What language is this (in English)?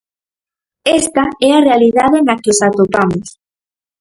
Galician